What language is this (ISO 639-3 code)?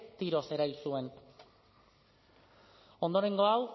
eus